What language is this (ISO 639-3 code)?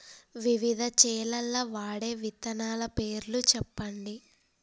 tel